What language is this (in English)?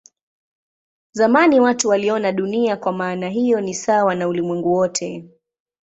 Swahili